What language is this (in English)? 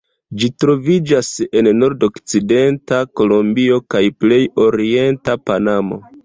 Esperanto